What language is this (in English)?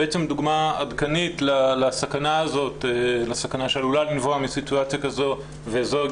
Hebrew